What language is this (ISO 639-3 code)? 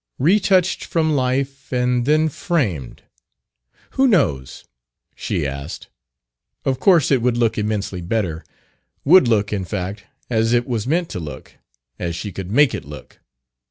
eng